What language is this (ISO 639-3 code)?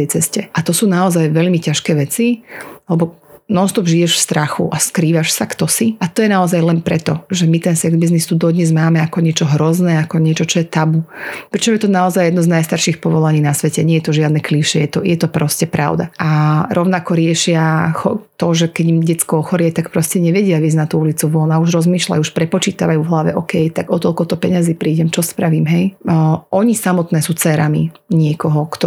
slk